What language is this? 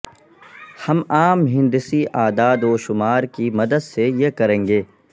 Urdu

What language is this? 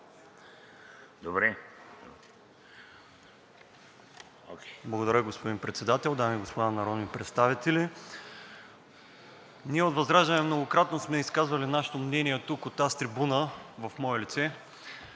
Bulgarian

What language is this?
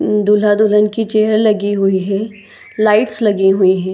Hindi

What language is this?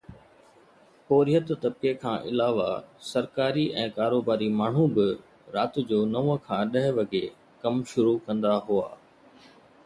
Sindhi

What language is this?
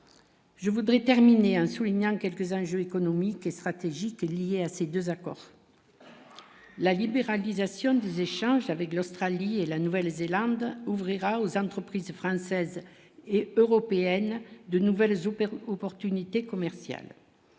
French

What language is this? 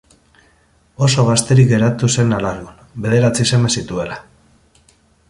Basque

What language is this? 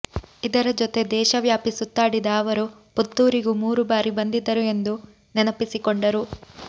Kannada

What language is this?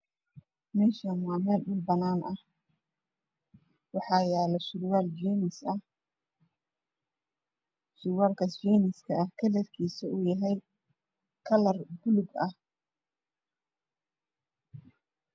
Somali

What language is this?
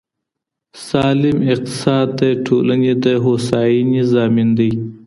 Pashto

